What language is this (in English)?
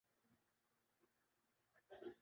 Urdu